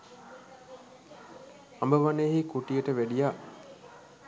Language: Sinhala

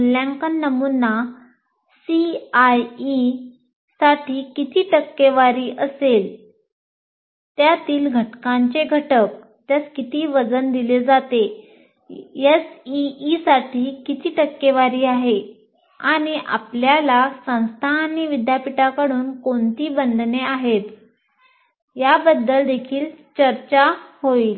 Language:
Marathi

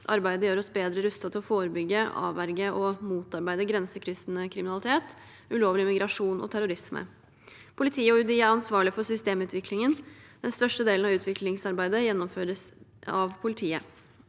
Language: Norwegian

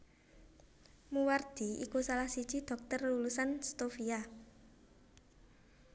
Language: Javanese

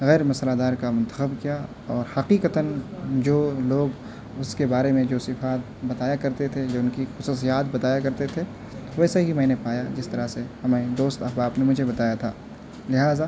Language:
Urdu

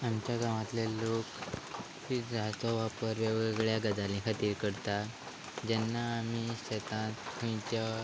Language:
Konkani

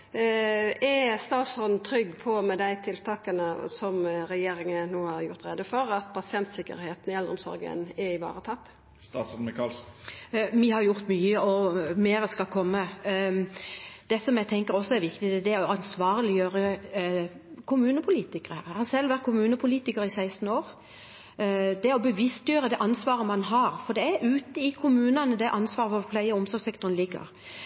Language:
Norwegian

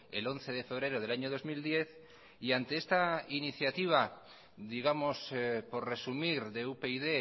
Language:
Spanish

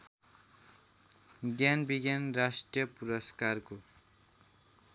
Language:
Nepali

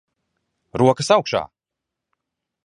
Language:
Latvian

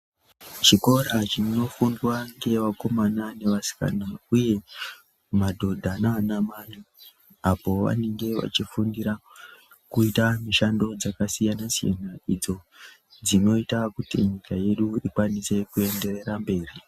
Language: Ndau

